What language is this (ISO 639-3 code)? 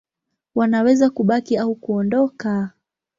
swa